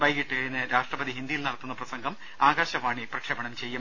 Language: Malayalam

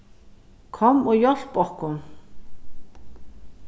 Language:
Faroese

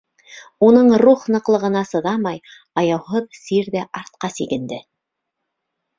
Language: Bashkir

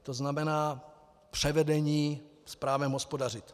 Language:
Czech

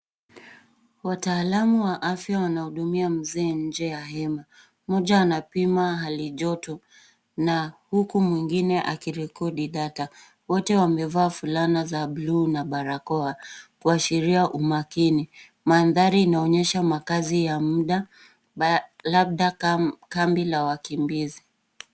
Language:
Swahili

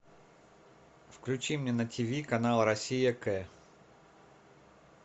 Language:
Russian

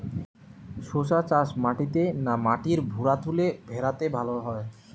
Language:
Bangla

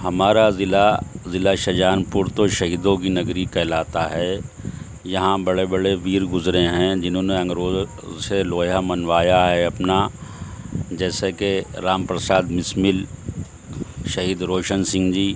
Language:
Urdu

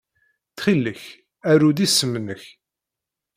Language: Kabyle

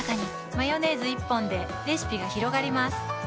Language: Japanese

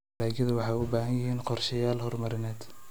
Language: Somali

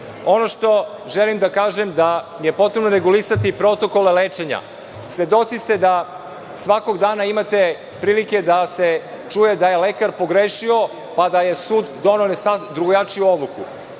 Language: Serbian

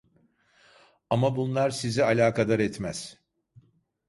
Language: Turkish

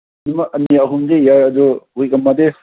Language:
Manipuri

